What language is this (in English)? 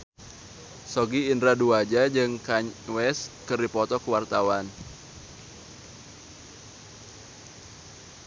Sundanese